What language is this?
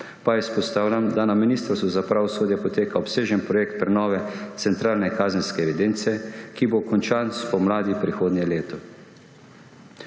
Slovenian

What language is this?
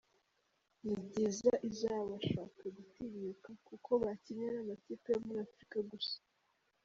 Kinyarwanda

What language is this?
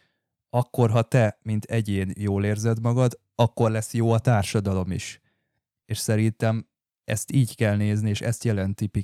Hungarian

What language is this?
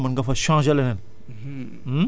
Wolof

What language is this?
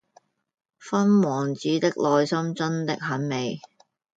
Cantonese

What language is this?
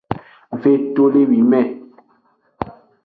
Aja (Benin)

